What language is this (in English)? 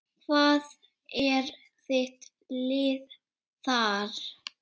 Icelandic